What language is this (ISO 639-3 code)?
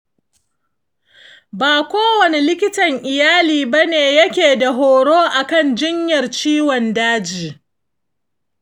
hau